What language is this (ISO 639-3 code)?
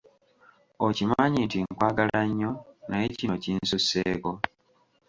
lug